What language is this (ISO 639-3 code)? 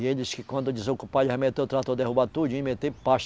por